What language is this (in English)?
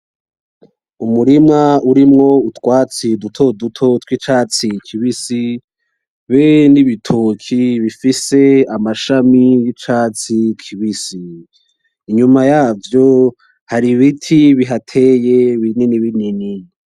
Rundi